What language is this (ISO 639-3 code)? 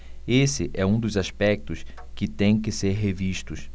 por